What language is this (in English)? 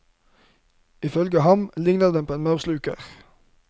Norwegian